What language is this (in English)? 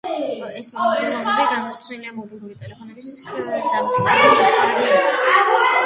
Georgian